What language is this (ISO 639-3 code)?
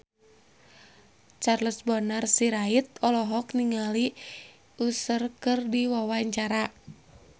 sun